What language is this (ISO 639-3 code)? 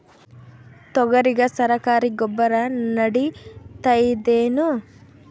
kan